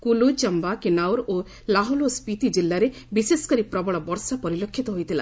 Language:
Odia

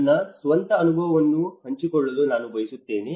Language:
Kannada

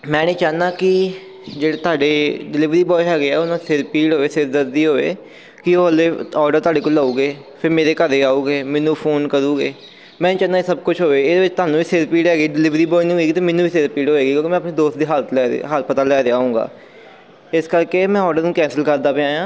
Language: Punjabi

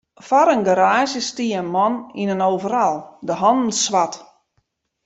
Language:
Western Frisian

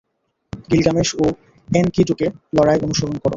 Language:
Bangla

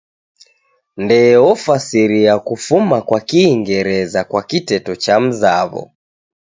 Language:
Taita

